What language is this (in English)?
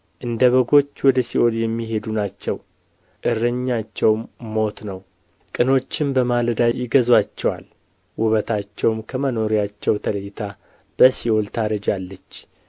Amharic